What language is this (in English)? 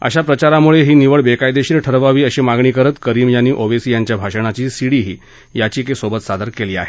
Marathi